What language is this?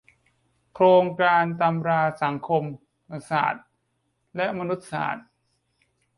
Thai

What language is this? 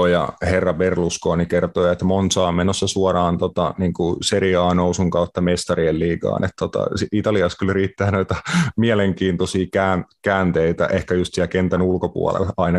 Finnish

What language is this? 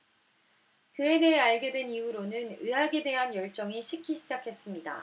Korean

